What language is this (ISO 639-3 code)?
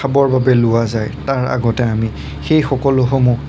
asm